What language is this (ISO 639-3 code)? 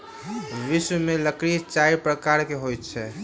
mai